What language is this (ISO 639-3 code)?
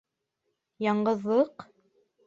bak